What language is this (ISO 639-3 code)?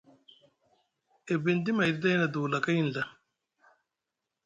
mug